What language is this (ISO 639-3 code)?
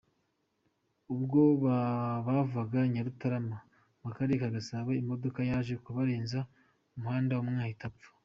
kin